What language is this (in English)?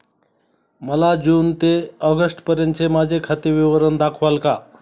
Marathi